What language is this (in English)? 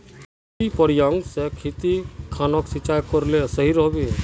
Magahi